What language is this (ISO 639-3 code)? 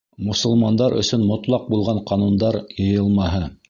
bak